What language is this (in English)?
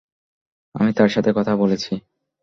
Bangla